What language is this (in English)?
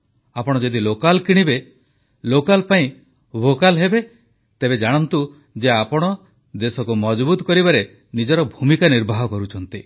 Odia